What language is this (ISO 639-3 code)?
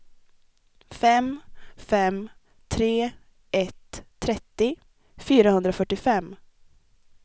swe